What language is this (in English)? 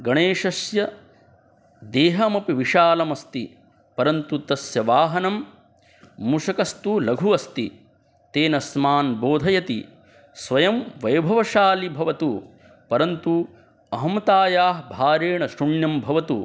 Sanskrit